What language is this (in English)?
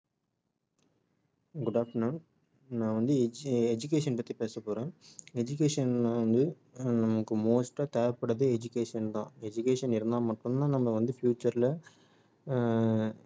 Tamil